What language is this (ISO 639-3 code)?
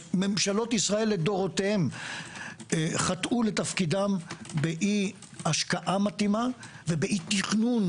heb